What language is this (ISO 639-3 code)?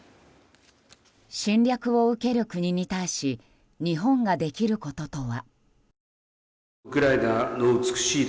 jpn